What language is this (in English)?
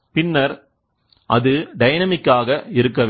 Tamil